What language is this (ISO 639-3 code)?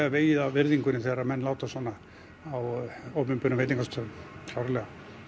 isl